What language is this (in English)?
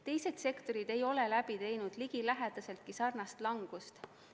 Estonian